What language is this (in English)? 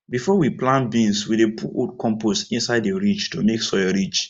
Nigerian Pidgin